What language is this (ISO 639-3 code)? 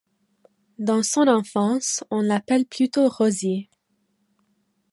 fra